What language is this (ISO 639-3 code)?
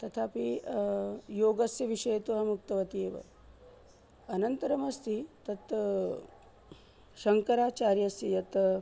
san